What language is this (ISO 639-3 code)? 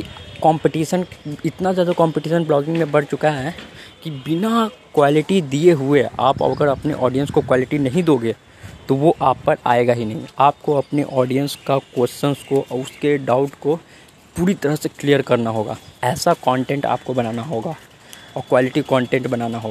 hin